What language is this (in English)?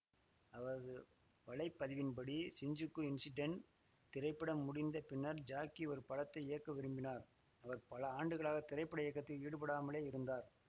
Tamil